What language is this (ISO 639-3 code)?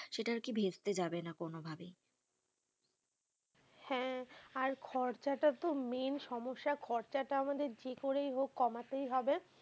ben